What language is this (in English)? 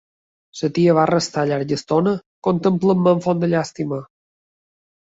Catalan